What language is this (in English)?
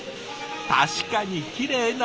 Japanese